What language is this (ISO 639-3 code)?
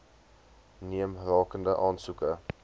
afr